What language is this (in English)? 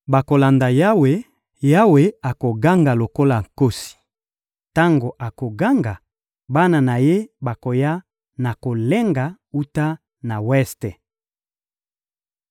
Lingala